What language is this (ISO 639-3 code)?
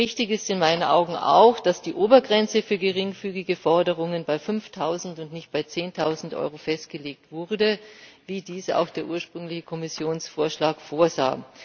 deu